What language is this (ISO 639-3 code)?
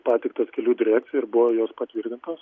lit